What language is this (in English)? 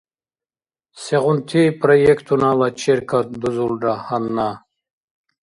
Dargwa